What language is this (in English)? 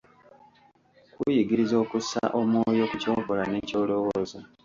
Ganda